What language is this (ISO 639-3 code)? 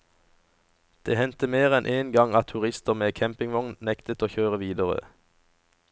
nor